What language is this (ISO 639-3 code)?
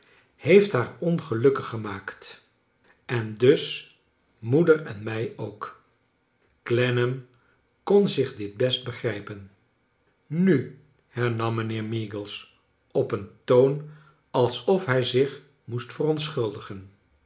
nld